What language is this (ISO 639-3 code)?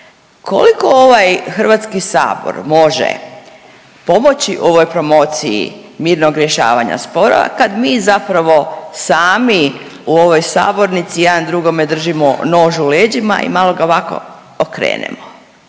hrv